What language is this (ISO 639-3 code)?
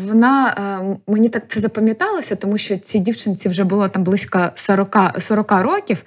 ukr